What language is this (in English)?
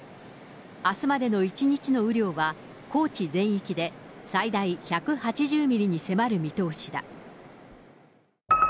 Japanese